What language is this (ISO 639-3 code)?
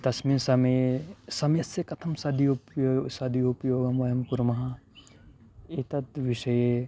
san